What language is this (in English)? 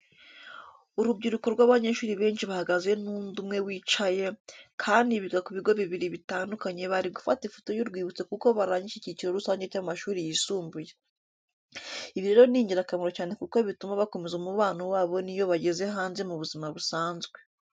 Kinyarwanda